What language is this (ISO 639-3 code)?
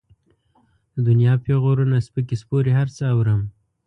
pus